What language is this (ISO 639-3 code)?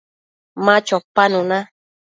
mcf